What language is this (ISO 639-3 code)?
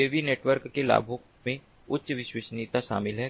hin